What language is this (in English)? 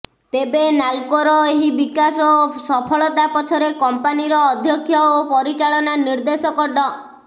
Odia